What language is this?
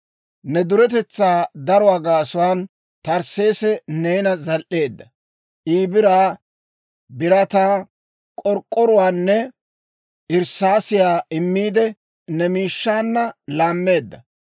Dawro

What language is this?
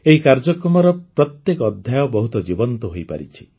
Odia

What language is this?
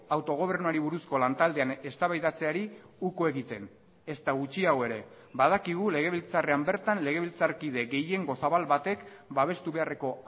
Basque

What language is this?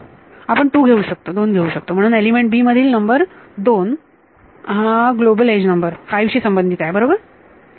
Marathi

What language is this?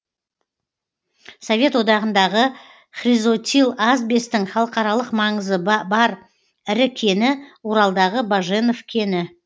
Kazakh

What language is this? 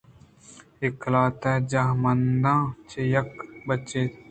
Eastern Balochi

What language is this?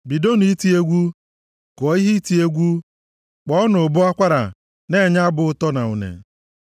Igbo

